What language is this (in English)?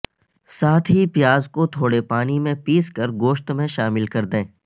Urdu